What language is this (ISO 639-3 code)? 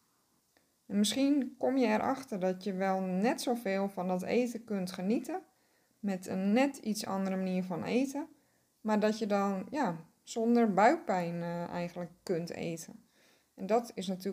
nld